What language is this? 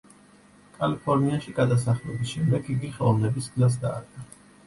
Georgian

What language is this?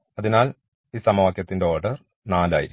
Malayalam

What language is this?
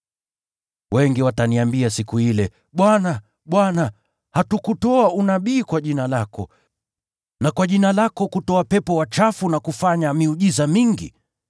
Swahili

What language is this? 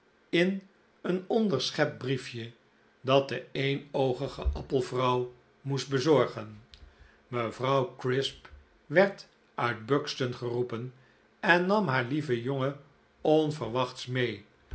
Dutch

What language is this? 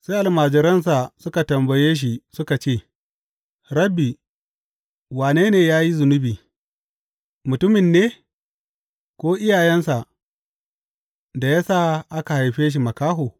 Hausa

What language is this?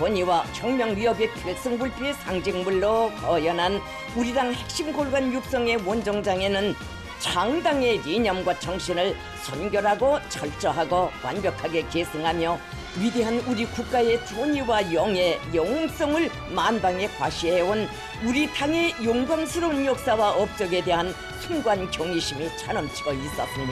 Korean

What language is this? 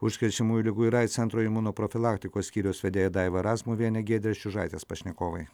Lithuanian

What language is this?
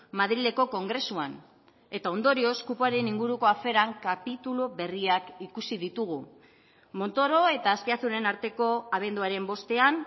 Basque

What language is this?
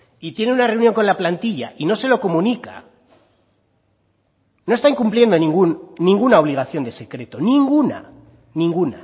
Spanish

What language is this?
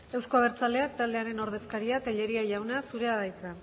Basque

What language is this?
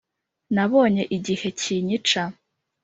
Kinyarwanda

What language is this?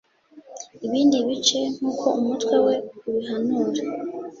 Kinyarwanda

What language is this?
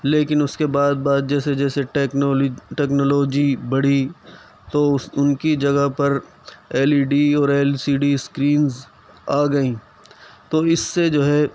Urdu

